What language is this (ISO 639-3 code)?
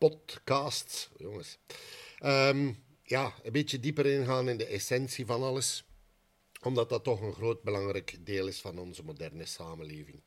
nld